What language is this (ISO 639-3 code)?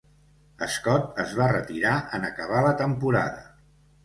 cat